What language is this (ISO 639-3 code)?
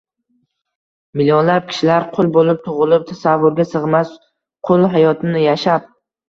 uzb